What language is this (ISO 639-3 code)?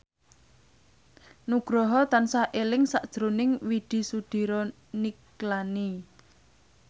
jav